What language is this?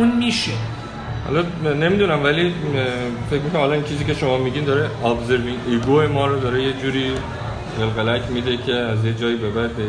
Persian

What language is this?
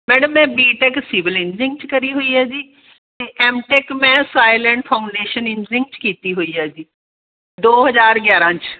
Punjabi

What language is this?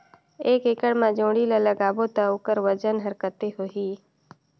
Chhattisgarhi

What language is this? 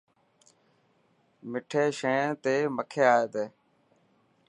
Dhatki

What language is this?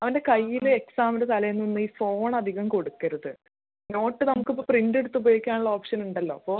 Malayalam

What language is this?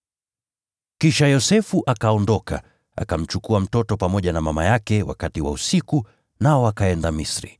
Swahili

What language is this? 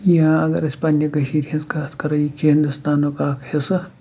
Kashmiri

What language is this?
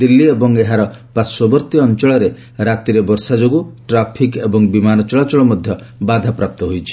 Odia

